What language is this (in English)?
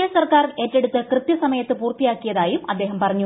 Malayalam